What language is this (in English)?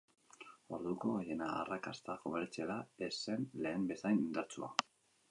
Basque